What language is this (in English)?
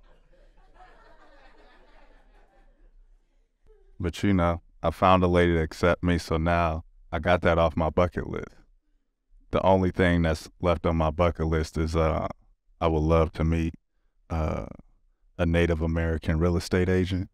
English